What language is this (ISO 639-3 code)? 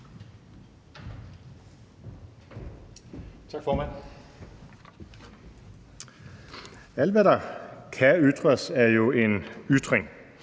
dan